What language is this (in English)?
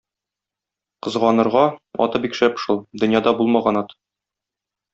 Tatar